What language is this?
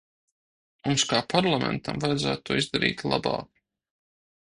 Latvian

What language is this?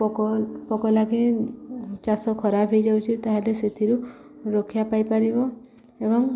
Odia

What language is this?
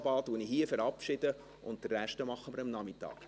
Swiss German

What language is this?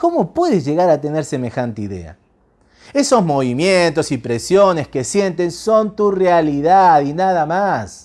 Spanish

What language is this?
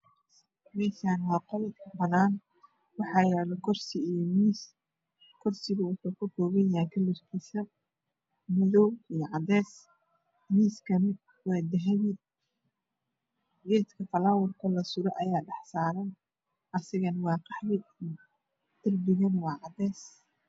Somali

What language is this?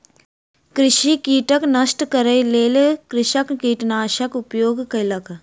Maithili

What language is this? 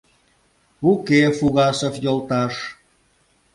Mari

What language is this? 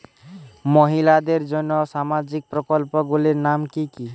Bangla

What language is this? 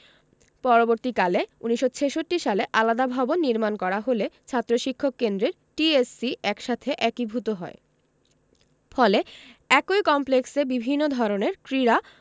Bangla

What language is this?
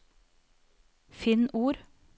Norwegian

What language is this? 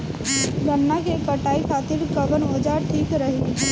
Bhojpuri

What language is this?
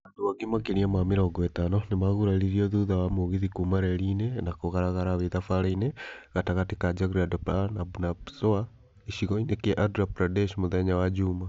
Kikuyu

